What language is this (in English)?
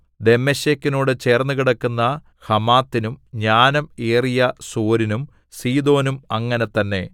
Malayalam